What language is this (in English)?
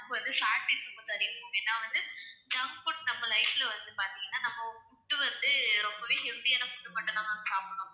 Tamil